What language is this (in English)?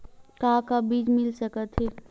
Chhattisgarhi